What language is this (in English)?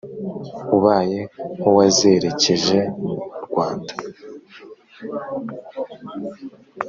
Kinyarwanda